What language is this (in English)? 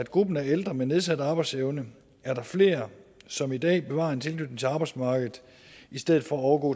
Danish